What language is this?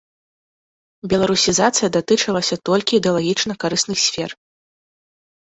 Belarusian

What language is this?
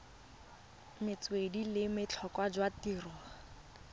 Tswana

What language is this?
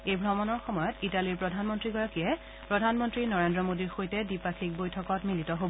Assamese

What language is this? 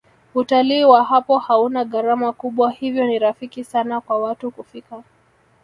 Swahili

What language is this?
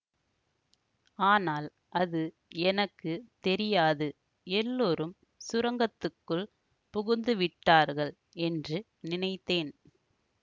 Tamil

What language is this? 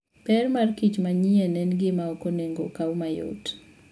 Luo (Kenya and Tanzania)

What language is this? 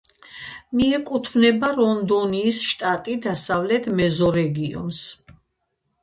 Georgian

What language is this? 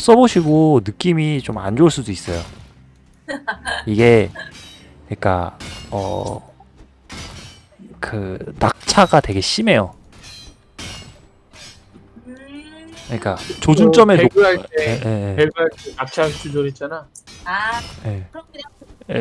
Korean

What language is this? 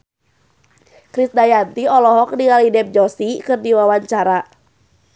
Sundanese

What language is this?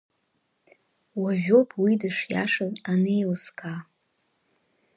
Abkhazian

